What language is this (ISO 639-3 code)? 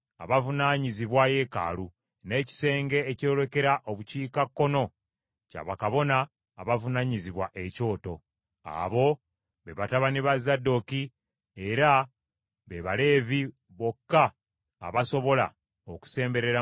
lug